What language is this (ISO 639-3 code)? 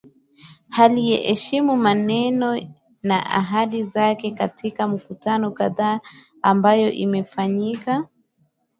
swa